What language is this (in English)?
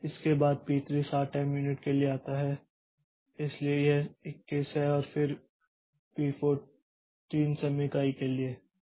Hindi